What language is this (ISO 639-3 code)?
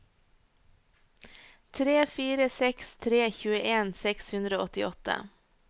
nor